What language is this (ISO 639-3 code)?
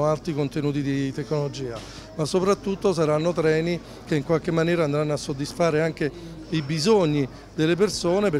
ita